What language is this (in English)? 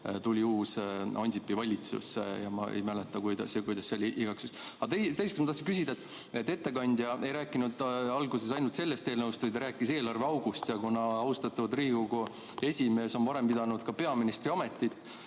Estonian